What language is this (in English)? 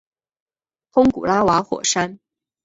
Chinese